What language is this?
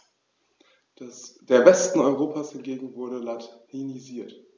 German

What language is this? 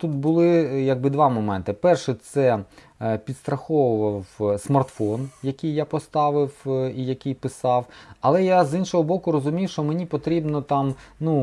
Ukrainian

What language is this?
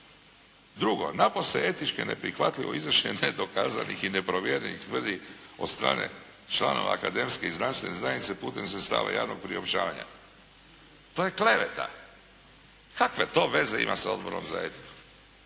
Croatian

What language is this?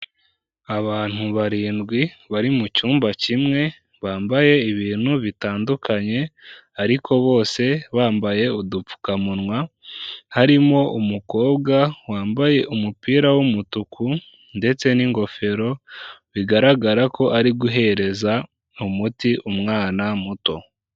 Kinyarwanda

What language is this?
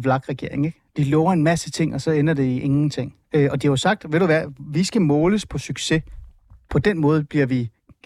Danish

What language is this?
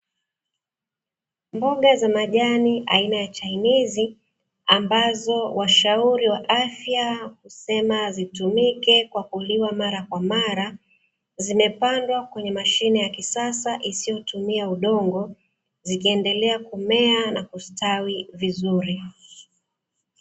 Swahili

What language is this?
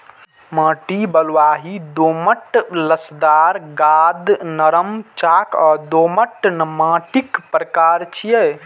Maithili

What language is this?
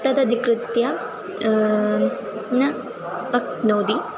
Sanskrit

